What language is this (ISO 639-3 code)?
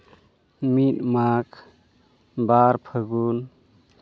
sat